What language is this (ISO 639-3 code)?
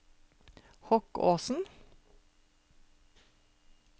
nor